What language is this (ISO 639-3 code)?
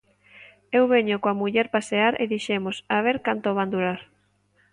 glg